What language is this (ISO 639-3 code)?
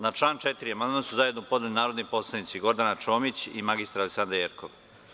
srp